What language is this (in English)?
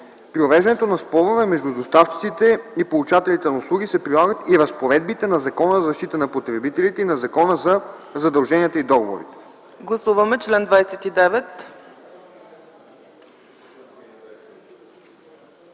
Bulgarian